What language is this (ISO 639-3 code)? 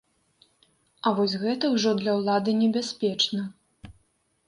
bel